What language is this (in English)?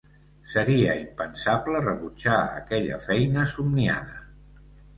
Catalan